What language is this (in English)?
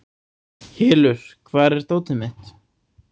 Icelandic